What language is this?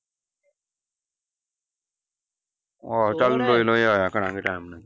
Punjabi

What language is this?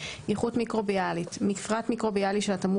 Hebrew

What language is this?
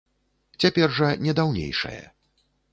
Belarusian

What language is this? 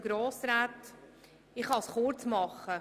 Swiss German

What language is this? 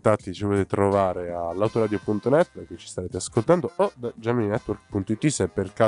Italian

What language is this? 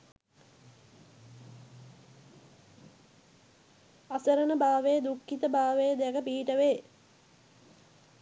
Sinhala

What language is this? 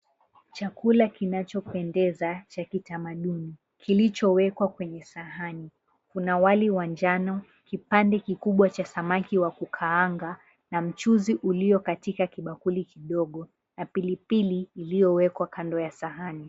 Swahili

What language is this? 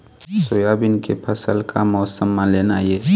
Chhattisgarhi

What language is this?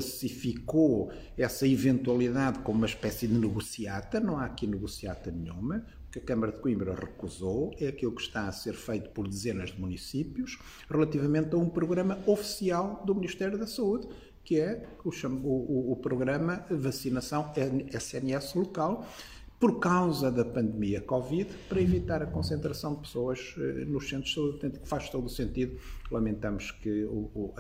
Portuguese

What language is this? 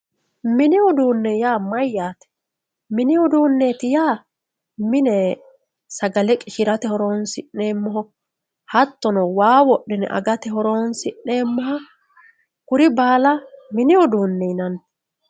Sidamo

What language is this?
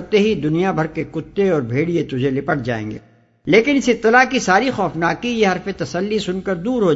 Urdu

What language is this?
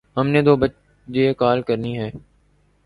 Urdu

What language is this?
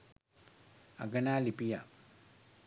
Sinhala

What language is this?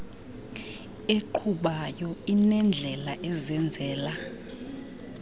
Xhosa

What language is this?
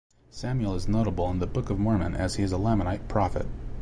English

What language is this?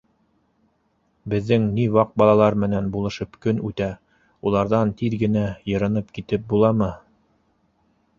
Bashkir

